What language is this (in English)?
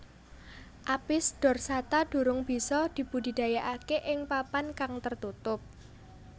Javanese